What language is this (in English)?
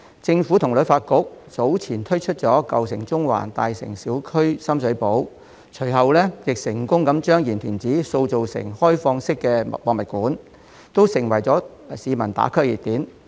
Cantonese